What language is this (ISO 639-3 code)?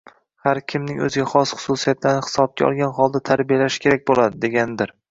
uzb